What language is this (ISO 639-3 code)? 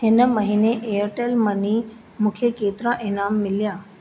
snd